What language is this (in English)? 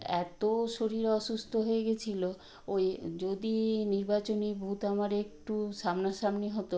Bangla